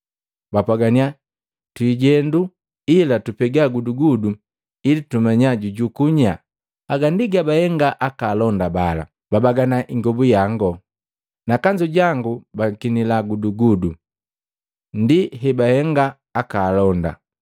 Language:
Matengo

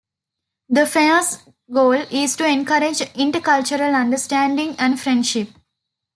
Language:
English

